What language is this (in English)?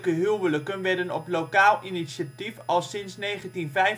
Dutch